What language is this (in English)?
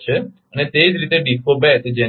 Gujarati